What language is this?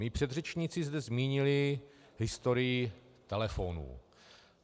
Czech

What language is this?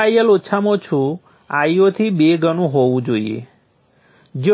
Gujarati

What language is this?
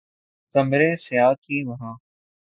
Urdu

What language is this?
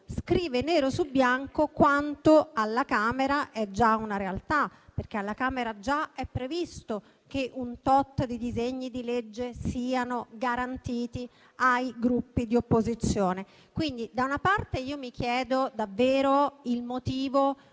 Italian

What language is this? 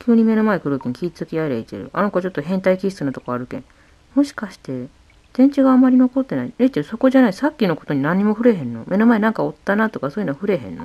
Japanese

